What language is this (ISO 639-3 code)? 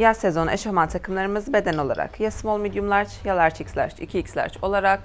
tur